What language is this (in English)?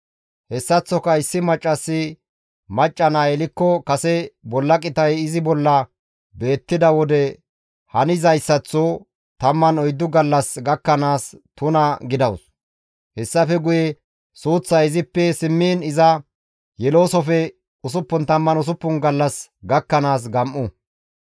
Gamo